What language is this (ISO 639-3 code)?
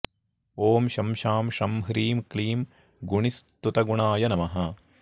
san